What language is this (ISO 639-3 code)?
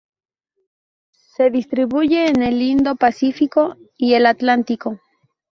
spa